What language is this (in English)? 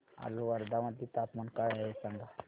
Marathi